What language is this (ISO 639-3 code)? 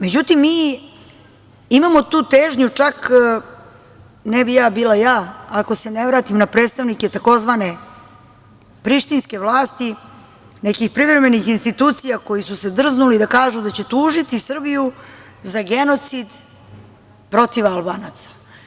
srp